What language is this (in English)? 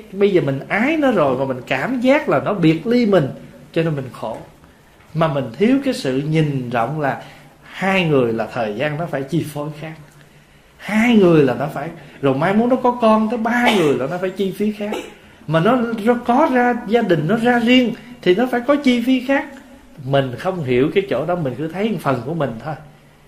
Vietnamese